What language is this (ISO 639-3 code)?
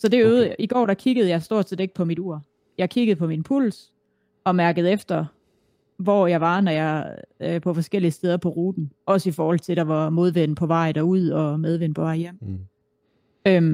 dan